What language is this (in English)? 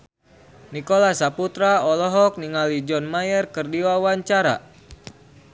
Sundanese